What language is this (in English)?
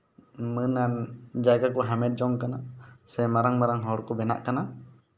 Santali